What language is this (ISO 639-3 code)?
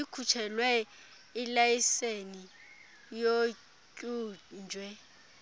xho